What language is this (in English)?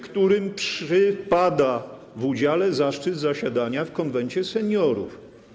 Polish